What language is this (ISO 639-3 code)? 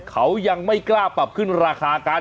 tha